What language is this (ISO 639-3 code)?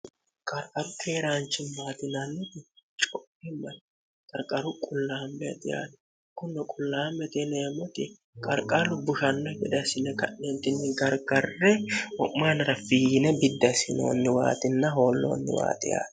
sid